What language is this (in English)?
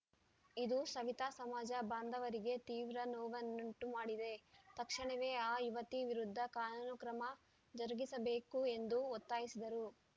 Kannada